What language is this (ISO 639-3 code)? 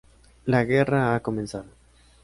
spa